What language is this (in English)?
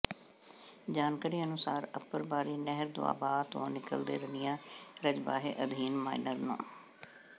Punjabi